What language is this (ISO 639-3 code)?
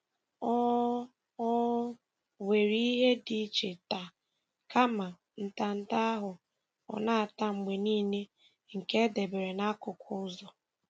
ibo